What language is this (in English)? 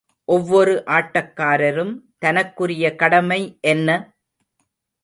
Tamil